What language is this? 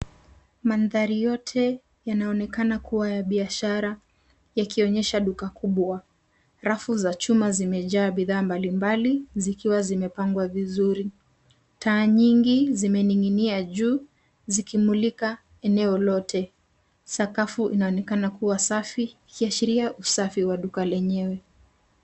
Swahili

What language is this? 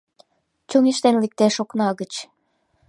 Mari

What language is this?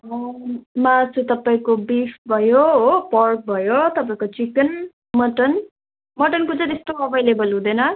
Nepali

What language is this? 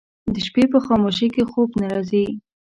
Pashto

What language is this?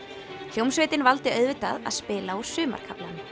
Icelandic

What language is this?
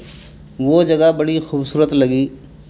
Urdu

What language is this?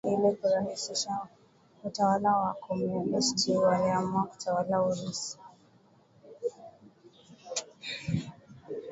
Swahili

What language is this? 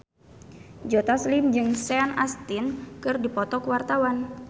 Sundanese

